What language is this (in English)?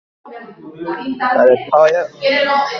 Basque